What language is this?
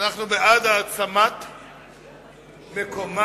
Hebrew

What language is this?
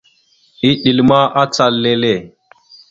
Mada (Cameroon)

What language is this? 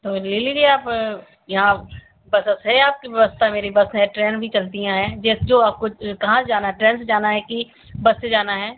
Hindi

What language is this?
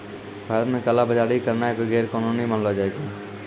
Maithili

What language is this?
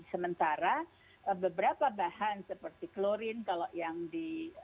Indonesian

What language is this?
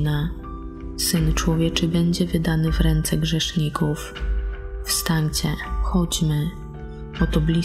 Polish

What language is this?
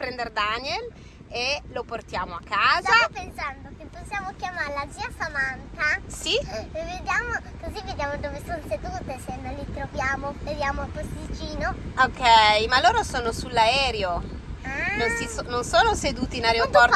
Italian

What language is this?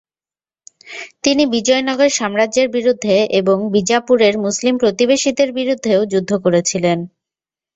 Bangla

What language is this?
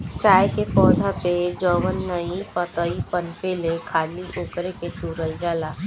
Bhojpuri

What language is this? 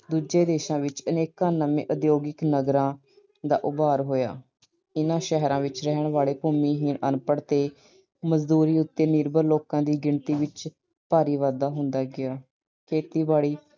Punjabi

